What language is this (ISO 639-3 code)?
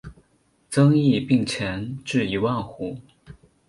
zho